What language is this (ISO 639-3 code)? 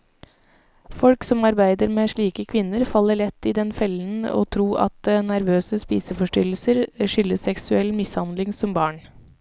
nor